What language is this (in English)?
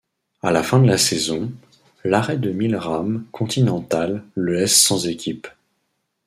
French